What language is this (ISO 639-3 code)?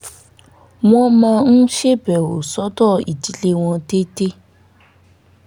yor